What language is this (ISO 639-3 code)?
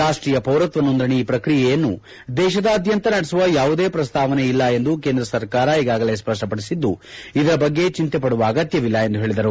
kan